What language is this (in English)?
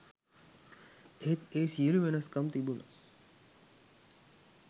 Sinhala